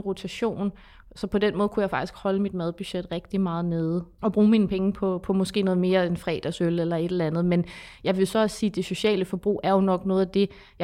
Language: Danish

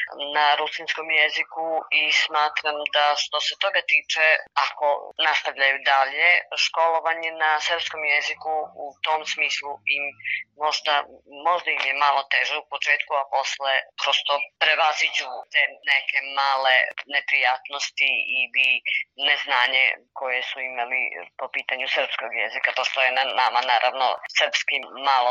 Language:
Croatian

